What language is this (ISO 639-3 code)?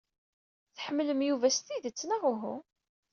kab